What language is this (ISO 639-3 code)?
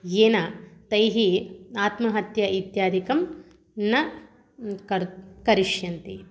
san